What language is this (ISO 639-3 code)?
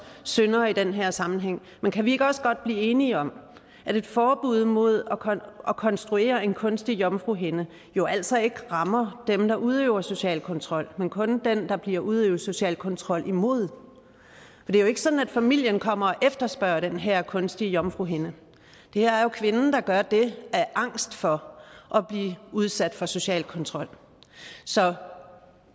dan